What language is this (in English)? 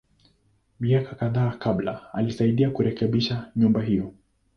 Swahili